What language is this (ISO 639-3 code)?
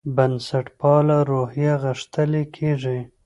pus